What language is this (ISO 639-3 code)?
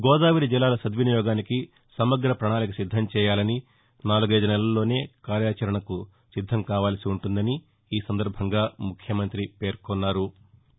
tel